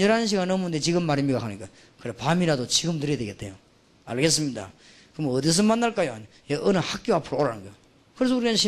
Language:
Korean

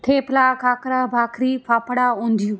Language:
Gujarati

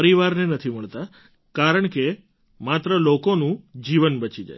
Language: Gujarati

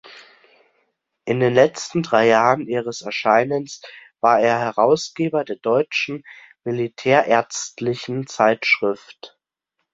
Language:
German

